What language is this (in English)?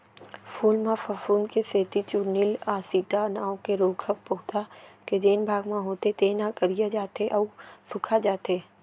Chhattisgarhi